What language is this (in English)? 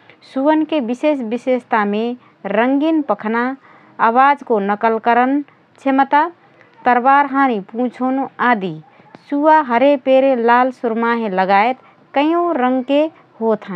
Rana Tharu